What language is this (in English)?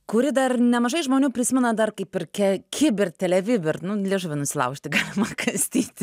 Lithuanian